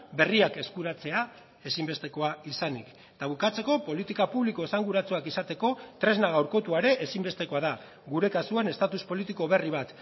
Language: Basque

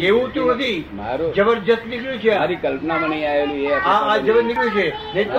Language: Gujarati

